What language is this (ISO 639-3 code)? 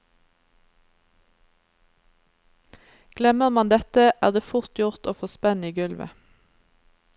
nor